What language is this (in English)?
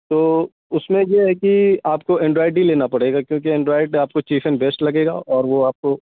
Urdu